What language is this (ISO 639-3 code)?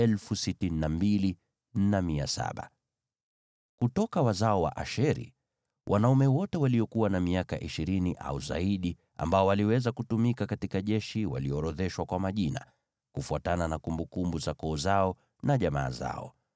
swa